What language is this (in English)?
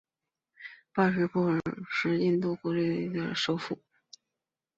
Chinese